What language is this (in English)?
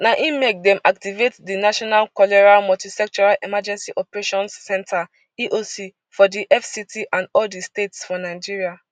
Nigerian Pidgin